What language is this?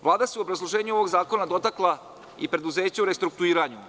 Serbian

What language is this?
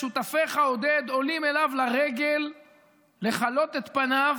Hebrew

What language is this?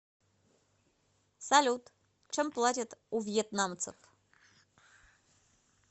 Russian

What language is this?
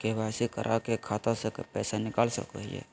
Magahi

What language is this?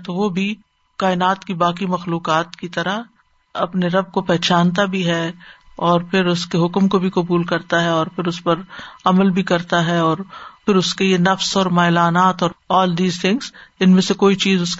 Urdu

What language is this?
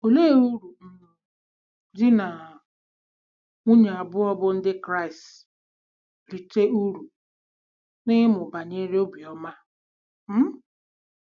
Igbo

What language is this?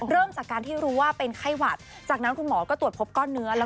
Thai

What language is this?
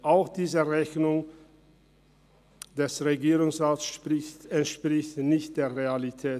Swiss German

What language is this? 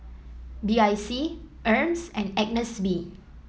English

